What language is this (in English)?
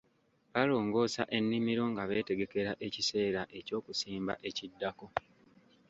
Ganda